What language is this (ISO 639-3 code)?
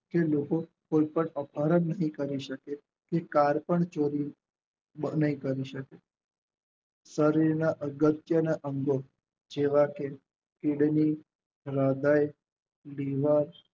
guj